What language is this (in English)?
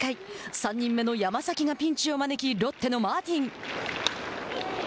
Japanese